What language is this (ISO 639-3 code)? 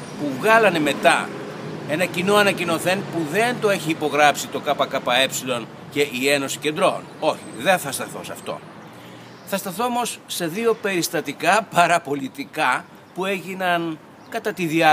ell